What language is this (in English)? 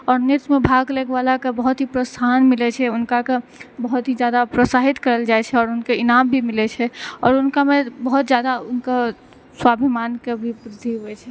Maithili